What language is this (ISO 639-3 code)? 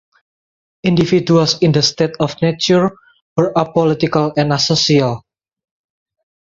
eng